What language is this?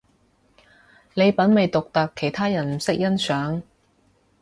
Cantonese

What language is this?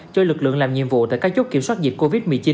Vietnamese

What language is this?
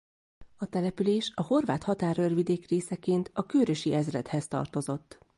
Hungarian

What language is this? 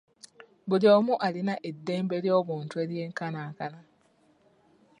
Ganda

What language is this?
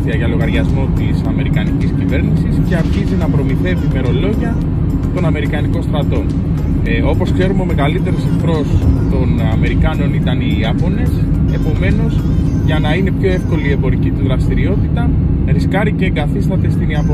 Greek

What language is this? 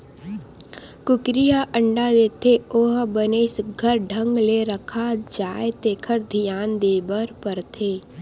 Chhattisgarhi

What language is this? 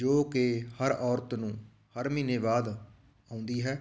Punjabi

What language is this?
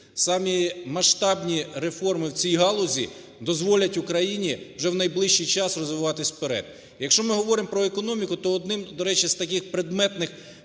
Ukrainian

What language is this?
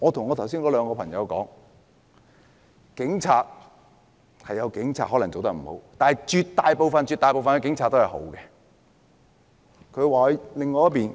Cantonese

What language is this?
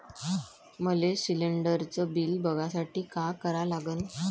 Marathi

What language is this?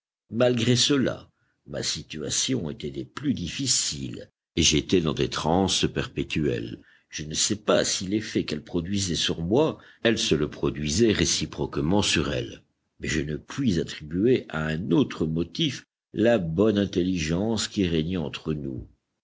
French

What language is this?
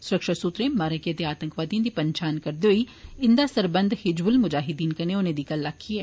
Dogri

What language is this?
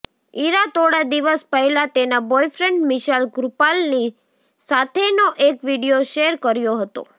Gujarati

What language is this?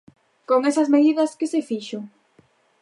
Galician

